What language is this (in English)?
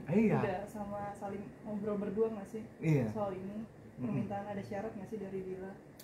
Indonesian